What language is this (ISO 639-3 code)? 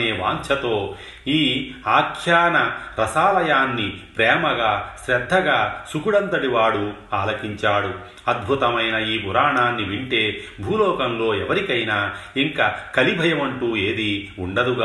tel